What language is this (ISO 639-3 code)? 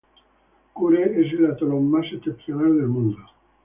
spa